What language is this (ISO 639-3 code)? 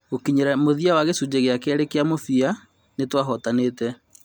kik